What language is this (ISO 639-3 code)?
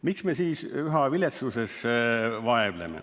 est